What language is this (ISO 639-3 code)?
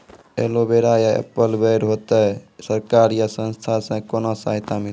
mai